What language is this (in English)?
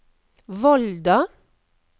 Norwegian